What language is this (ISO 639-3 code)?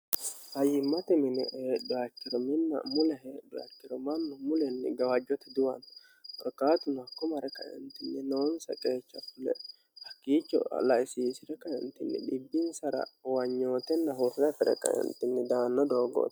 sid